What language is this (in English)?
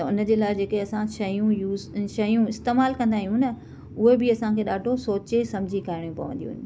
Sindhi